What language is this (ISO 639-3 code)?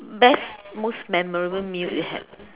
eng